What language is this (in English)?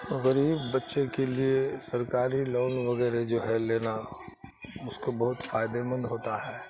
Urdu